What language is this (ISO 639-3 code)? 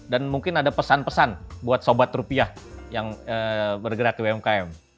ind